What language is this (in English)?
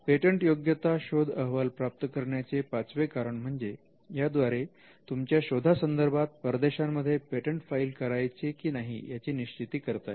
Marathi